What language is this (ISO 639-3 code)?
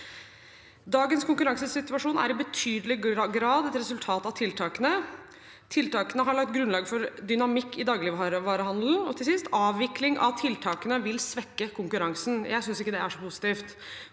nor